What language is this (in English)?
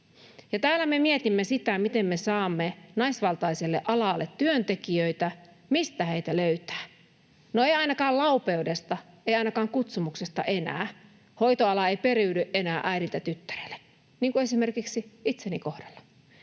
Finnish